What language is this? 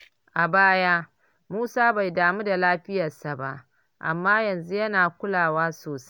Hausa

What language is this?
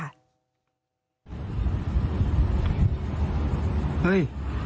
Thai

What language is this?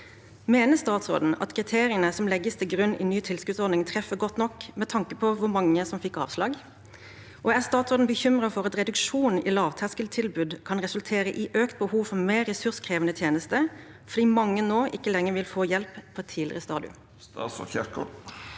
Norwegian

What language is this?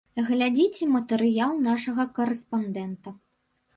Belarusian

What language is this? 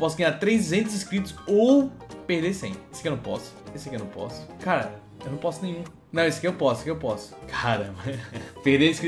Portuguese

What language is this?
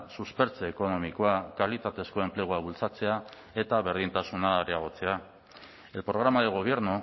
Basque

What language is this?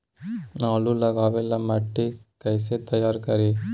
Magahi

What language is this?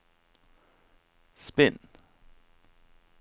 Norwegian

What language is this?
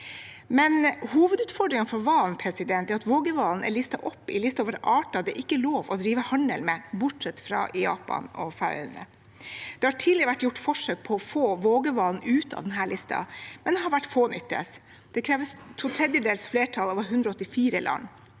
Norwegian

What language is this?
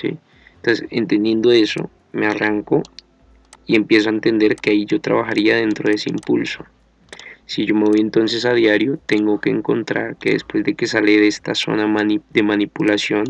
Spanish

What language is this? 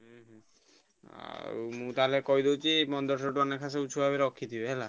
Odia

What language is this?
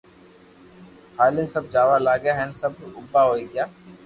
Loarki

